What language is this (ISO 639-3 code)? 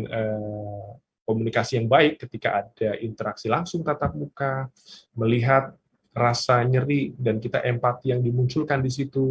ind